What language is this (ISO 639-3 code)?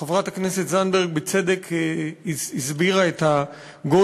heb